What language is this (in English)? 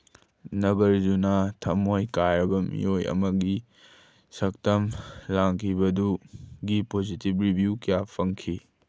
Manipuri